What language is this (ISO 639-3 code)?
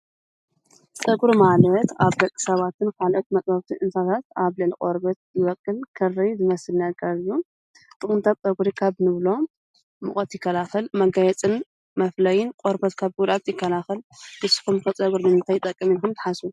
tir